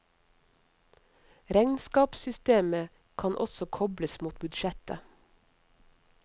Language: Norwegian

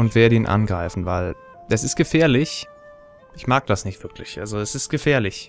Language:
German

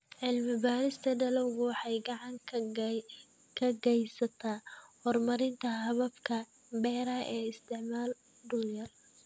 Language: Somali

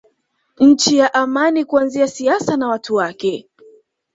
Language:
Swahili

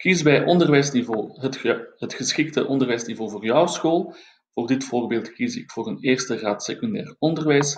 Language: Dutch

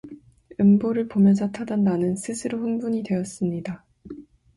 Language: Korean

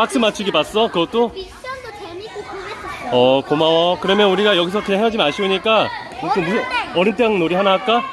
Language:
Korean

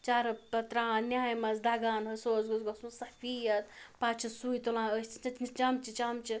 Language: Kashmiri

